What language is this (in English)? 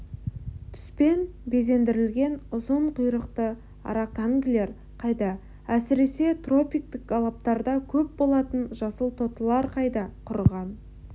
Kazakh